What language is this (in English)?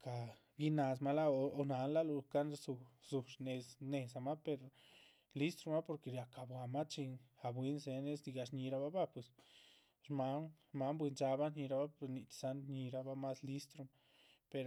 Chichicapan Zapotec